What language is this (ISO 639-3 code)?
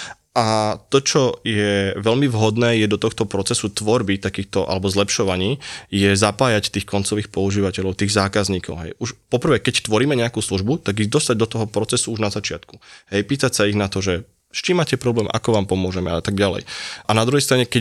slk